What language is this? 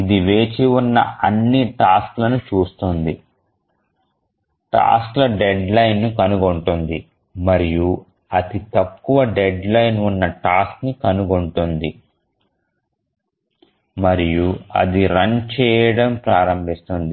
Telugu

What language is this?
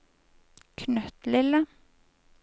Norwegian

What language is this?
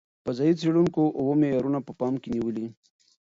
Pashto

